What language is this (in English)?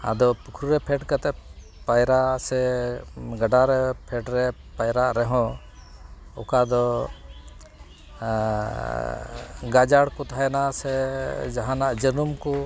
Santali